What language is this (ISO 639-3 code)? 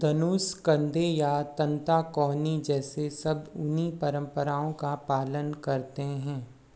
hin